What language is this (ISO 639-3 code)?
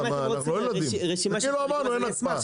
heb